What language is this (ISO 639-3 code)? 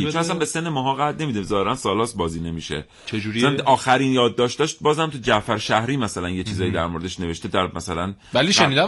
fas